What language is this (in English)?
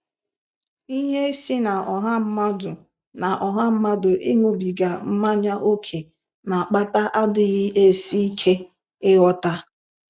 Igbo